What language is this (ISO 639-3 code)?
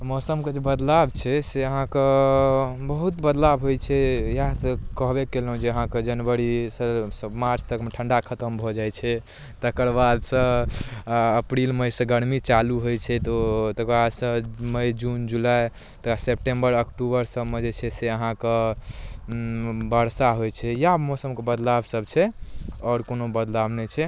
mai